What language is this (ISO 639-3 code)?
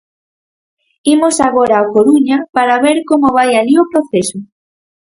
glg